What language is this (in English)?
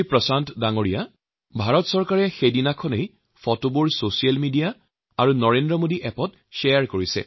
Assamese